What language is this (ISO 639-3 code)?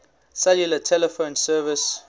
eng